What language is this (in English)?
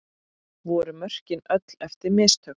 Icelandic